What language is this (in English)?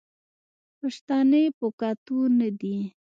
Pashto